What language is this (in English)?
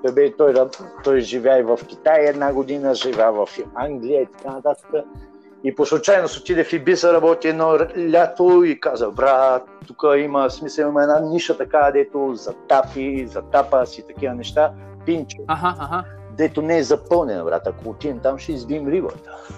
Bulgarian